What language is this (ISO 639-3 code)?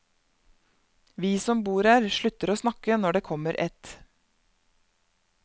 nor